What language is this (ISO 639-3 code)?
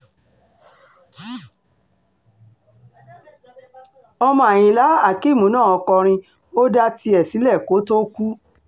yor